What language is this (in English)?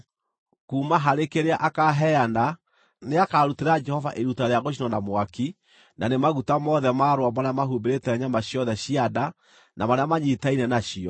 Kikuyu